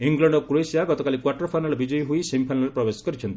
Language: Odia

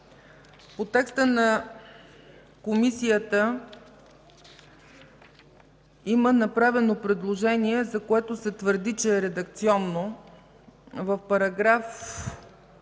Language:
Bulgarian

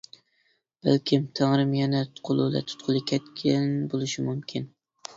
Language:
Uyghur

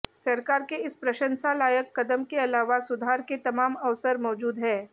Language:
Hindi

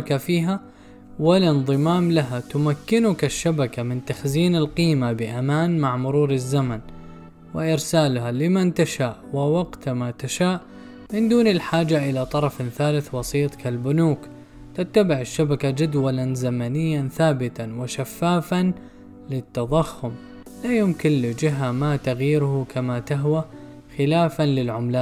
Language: Arabic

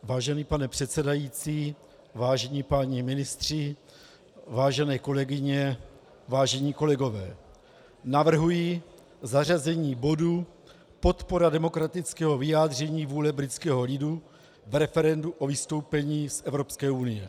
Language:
Czech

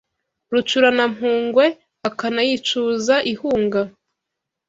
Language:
Kinyarwanda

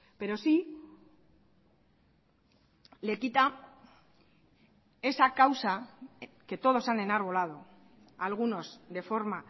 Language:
Spanish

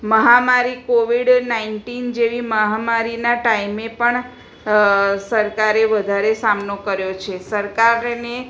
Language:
Gujarati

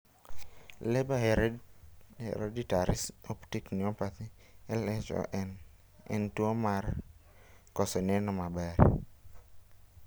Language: Luo (Kenya and Tanzania)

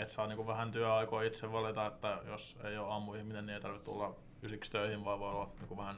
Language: Finnish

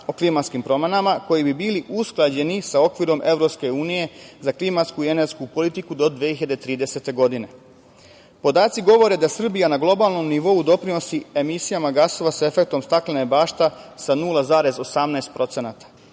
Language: Serbian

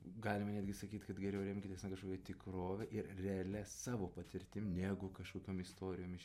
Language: Lithuanian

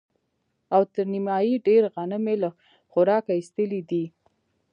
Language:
Pashto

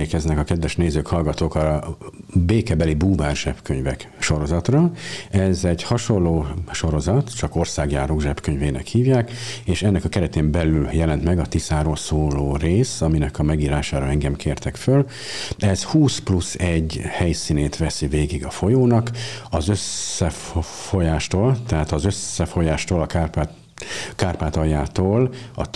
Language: Hungarian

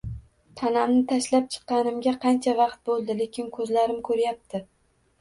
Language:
Uzbek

